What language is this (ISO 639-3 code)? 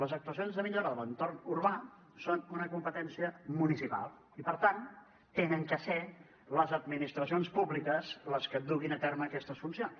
cat